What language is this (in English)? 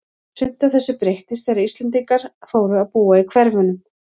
Icelandic